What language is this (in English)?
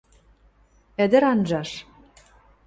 Western Mari